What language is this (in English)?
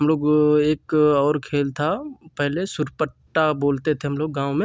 Hindi